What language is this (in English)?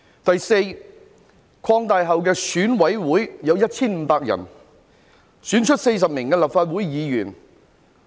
Cantonese